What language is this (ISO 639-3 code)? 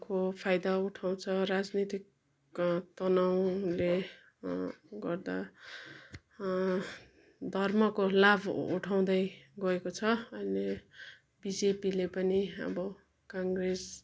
nep